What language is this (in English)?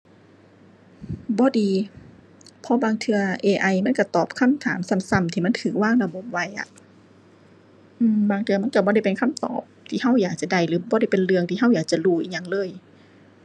Thai